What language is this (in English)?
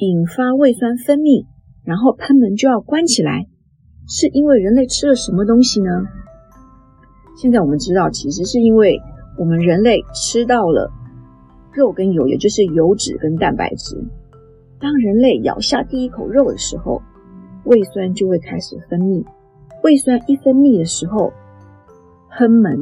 Chinese